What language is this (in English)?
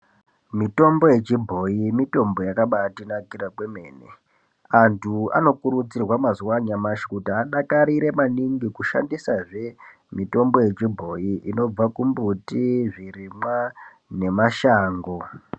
Ndau